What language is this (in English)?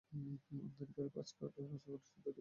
Bangla